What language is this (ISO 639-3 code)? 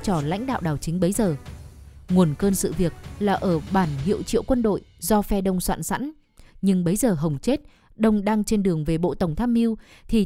vie